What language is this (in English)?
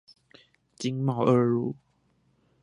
Chinese